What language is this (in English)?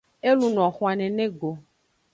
Aja (Benin)